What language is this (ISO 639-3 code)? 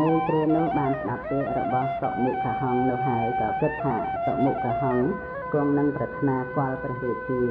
tha